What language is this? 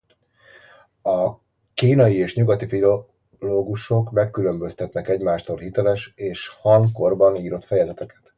Hungarian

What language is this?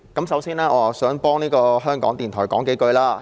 Cantonese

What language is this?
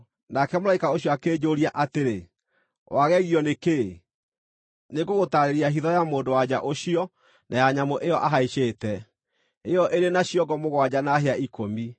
Kikuyu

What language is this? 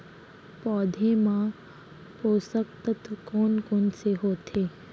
Chhattisgarhi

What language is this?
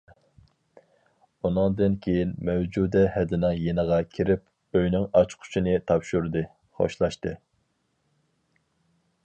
Uyghur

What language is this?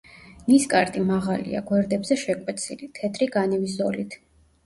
Georgian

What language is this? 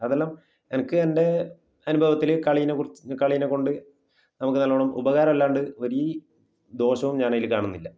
Malayalam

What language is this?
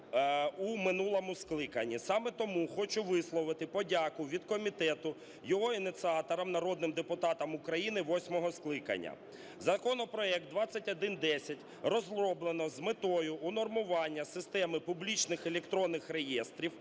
Ukrainian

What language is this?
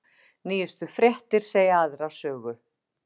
Icelandic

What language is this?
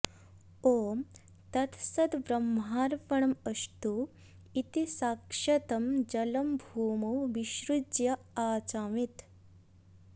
Sanskrit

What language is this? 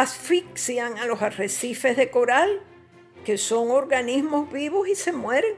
Spanish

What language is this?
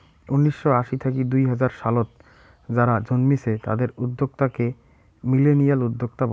Bangla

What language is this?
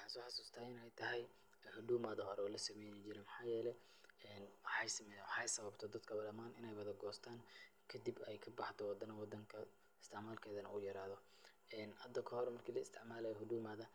Somali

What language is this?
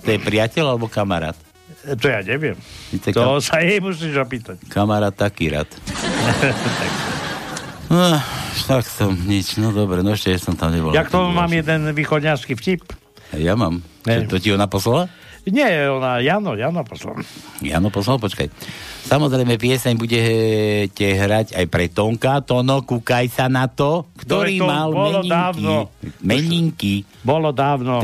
Slovak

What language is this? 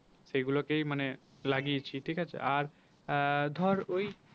Bangla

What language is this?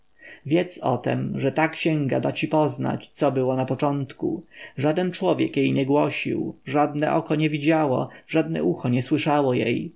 Polish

